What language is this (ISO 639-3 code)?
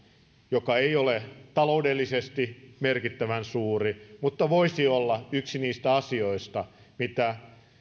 fin